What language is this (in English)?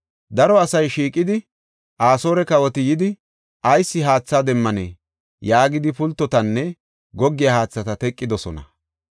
Gofa